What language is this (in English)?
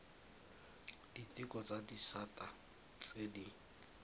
Tswana